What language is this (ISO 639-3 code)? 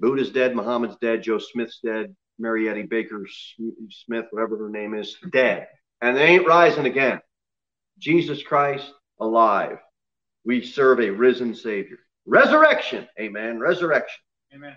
eng